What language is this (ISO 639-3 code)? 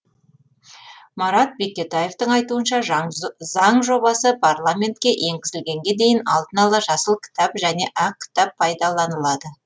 kaz